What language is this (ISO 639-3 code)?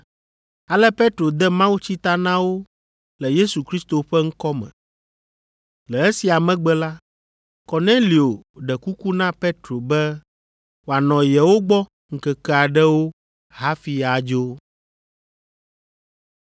ewe